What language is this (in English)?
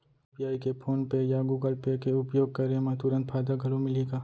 Chhattisgarhi